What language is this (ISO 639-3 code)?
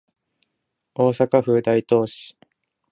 jpn